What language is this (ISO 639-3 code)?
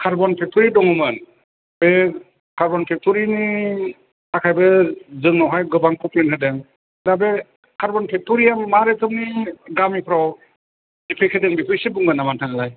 brx